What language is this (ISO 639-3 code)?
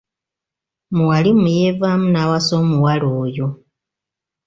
lug